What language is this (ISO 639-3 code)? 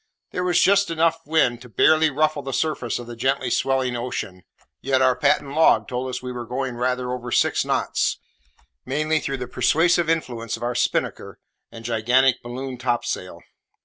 eng